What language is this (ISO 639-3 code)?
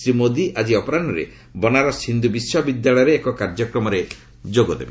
ori